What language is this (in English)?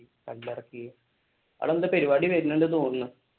Malayalam